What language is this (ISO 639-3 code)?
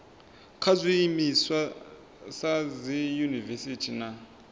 ven